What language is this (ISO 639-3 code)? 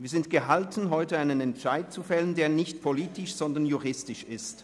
gsw